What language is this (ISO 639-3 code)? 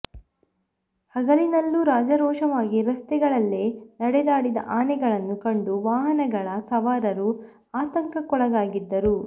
kan